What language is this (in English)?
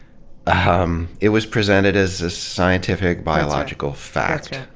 English